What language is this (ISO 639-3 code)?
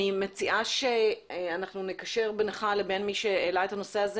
heb